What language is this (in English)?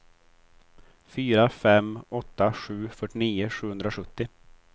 Swedish